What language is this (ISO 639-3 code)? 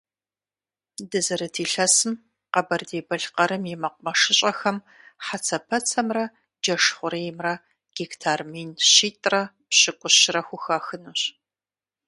kbd